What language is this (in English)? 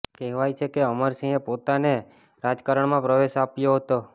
Gujarati